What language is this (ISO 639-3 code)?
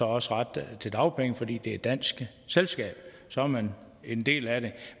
dan